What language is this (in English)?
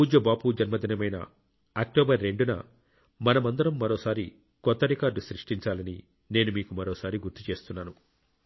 Telugu